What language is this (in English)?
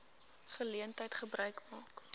Afrikaans